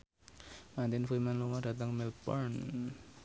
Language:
Javanese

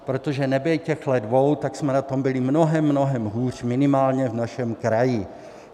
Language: Czech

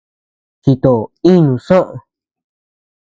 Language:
Tepeuxila Cuicatec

